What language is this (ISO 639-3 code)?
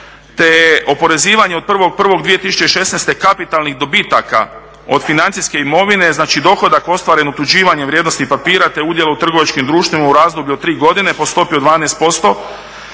hrv